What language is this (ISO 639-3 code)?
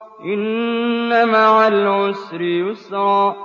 ara